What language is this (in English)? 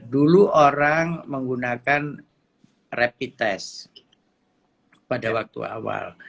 Indonesian